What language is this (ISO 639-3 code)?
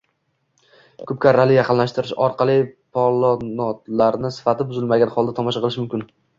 uzb